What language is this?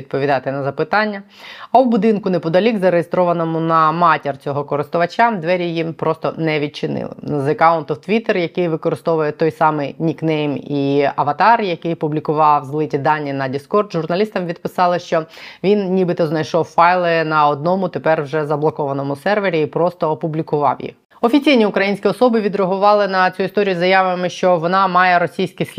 Ukrainian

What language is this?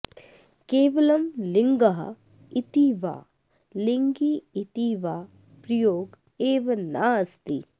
Sanskrit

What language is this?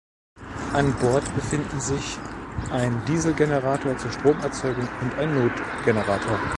German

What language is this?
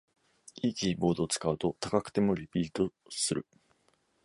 Japanese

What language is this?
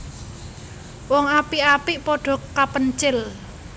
Javanese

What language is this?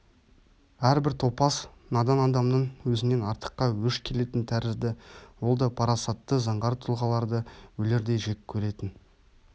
Kazakh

